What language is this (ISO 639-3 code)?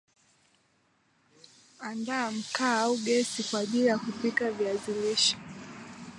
swa